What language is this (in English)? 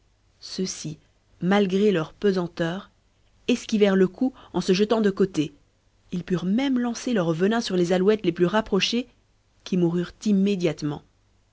French